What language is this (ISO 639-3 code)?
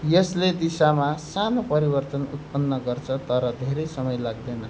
nep